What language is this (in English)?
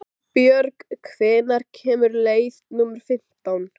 Icelandic